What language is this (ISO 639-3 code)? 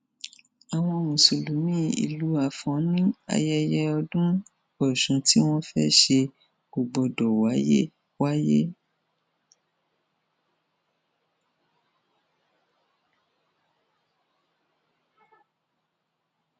yor